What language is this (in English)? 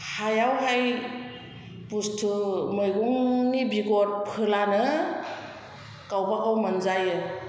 Bodo